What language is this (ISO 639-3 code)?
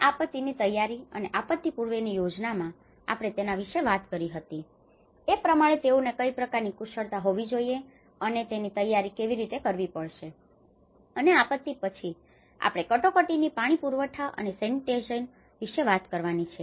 guj